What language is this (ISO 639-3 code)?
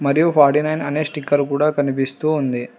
tel